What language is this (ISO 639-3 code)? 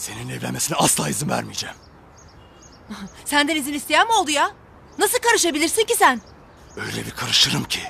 tur